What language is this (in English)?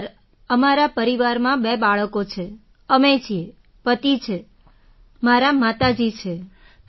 Gujarati